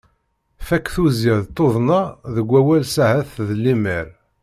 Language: Kabyle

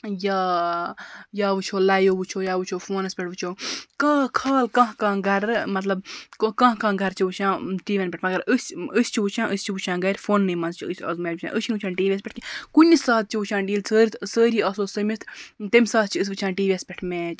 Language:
Kashmiri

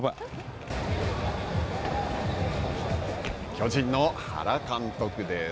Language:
Japanese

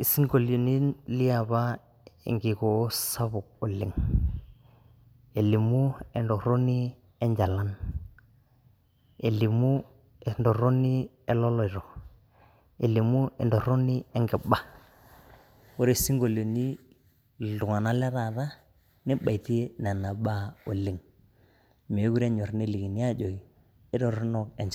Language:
Masai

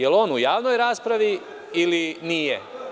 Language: Serbian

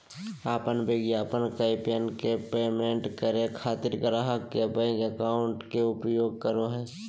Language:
Magahi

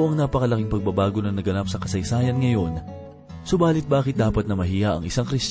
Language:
Filipino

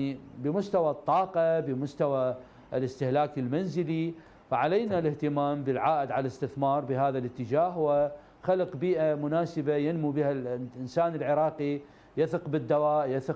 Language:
Arabic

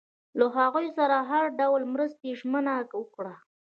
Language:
Pashto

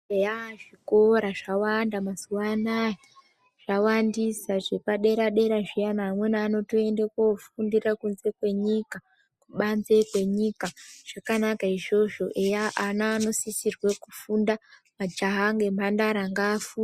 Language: Ndau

